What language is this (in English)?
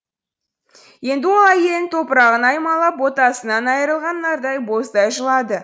Kazakh